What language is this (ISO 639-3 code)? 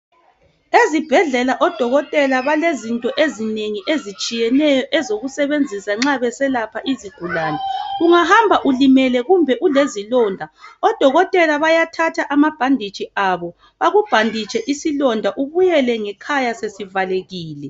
nde